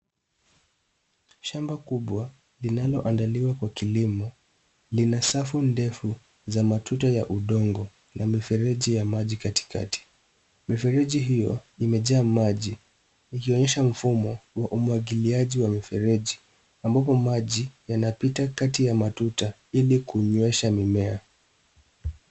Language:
Swahili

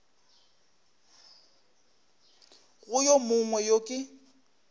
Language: Northern Sotho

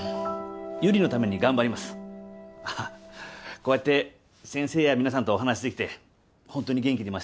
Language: Japanese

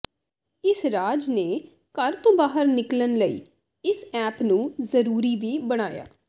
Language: Punjabi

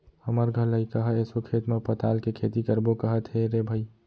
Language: Chhattisgarhi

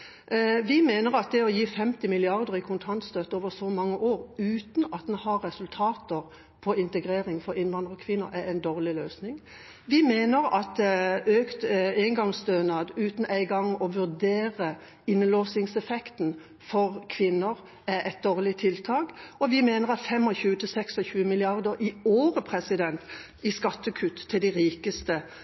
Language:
Norwegian Bokmål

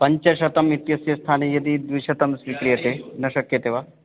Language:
Sanskrit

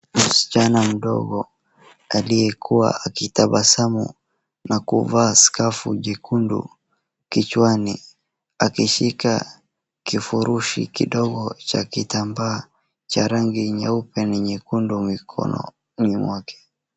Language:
Swahili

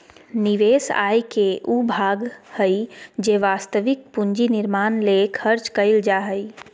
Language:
Magahi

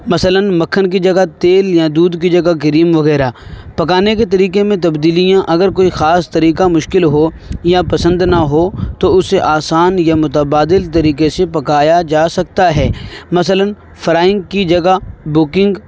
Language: Urdu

